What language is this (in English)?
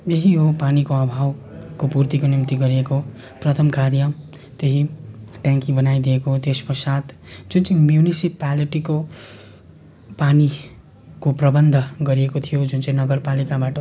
Nepali